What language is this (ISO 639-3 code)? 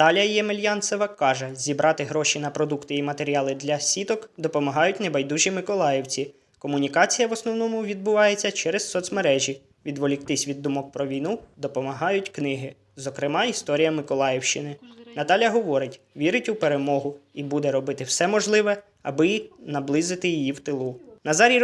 ukr